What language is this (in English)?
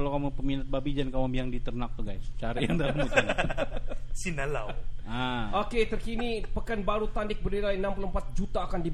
Malay